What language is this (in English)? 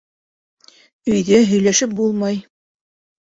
Bashkir